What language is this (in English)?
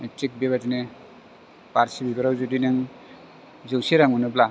Bodo